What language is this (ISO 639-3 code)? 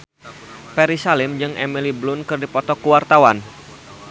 sun